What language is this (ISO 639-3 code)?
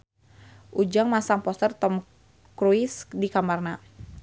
sun